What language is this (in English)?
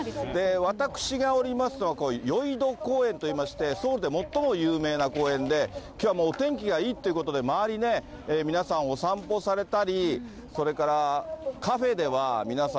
Japanese